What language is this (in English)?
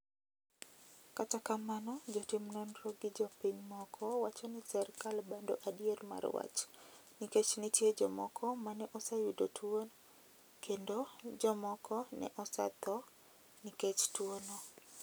Luo (Kenya and Tanzania)